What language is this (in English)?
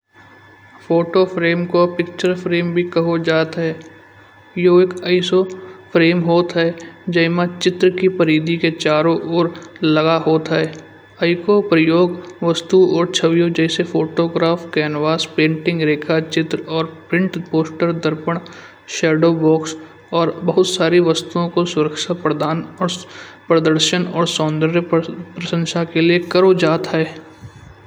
Kanauji